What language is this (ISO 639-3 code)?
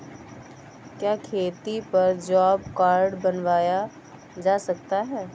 hin